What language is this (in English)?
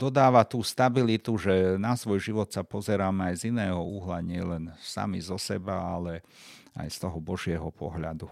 Slovak